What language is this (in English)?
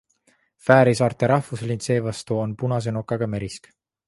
Estonian